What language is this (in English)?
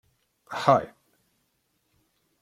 Kabyle